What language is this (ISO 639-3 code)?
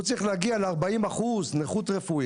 heb